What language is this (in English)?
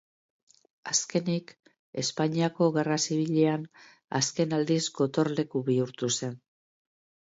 Basque